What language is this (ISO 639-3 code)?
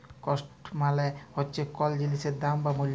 ben